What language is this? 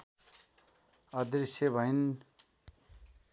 Nepali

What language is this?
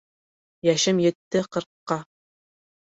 Bashkir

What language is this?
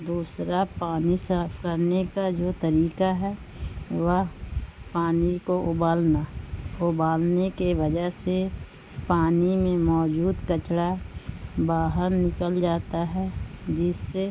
Urdu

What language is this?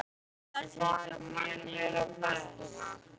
Icelandic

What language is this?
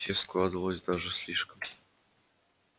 Russian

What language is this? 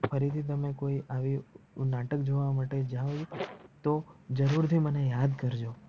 Gujarati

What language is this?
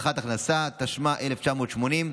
Hebrew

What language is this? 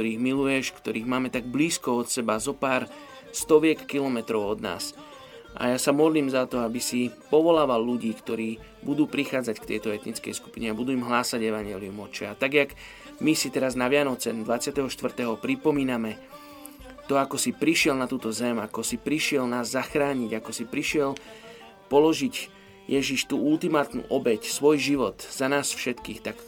Slovak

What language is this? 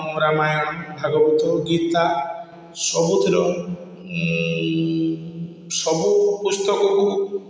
Odia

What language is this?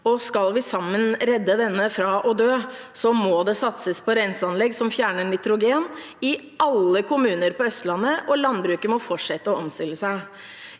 Norwegian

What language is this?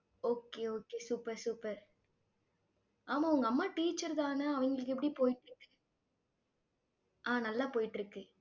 Tamil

